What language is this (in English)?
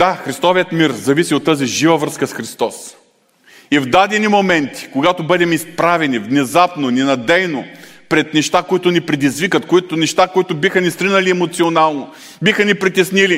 Bulgarian